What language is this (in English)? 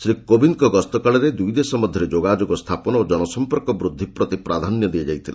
Odia